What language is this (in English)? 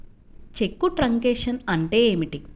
Telugu